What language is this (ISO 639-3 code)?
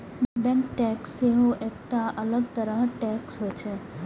mai